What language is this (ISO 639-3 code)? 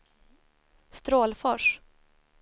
swe